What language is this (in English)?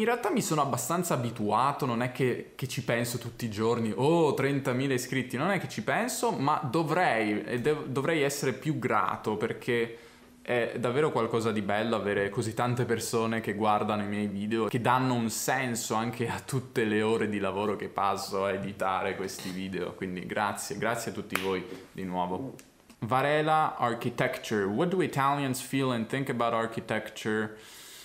Italian